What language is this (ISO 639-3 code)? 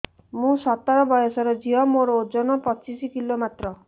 ori